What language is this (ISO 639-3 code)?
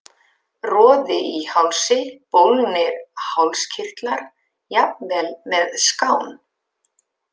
isl